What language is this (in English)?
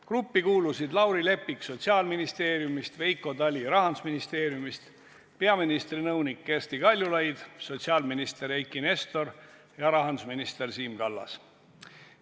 Estonian